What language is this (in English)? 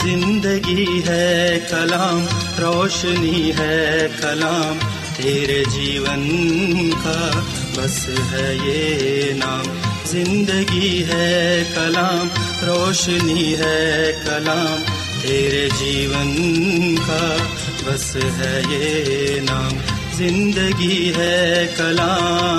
Urdu